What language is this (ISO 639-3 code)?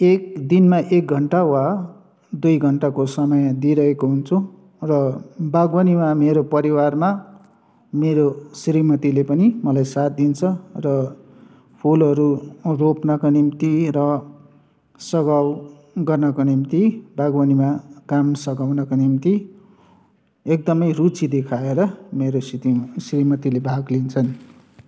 nep